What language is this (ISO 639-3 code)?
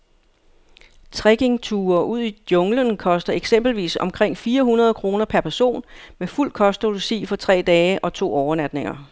dan